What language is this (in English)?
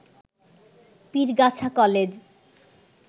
Bangla